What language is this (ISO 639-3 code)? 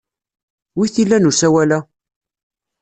kab